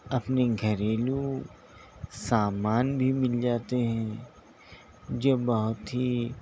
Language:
Urdu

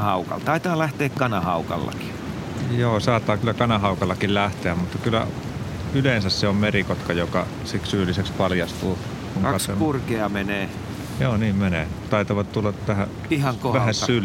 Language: Finnish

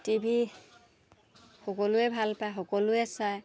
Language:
Assamese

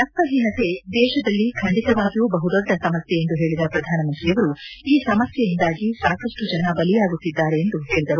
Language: Kannada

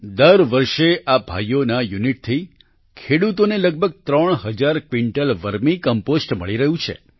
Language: Gujarati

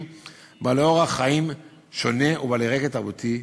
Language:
Hebrew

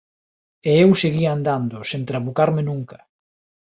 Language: Galician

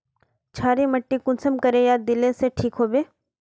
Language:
Magahi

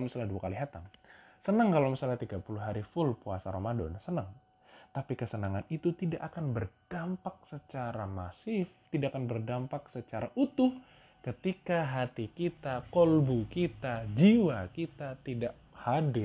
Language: Indonesian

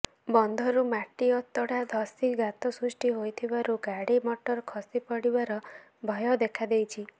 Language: Odia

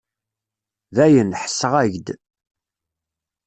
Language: Kabyle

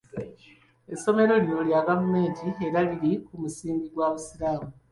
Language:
Ganda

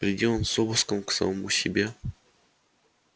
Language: Russian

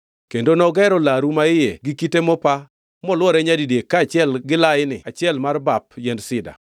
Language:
Luo (Kenya and Tanzania)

